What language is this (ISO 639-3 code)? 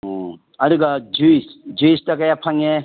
mni